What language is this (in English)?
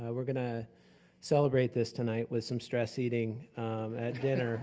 English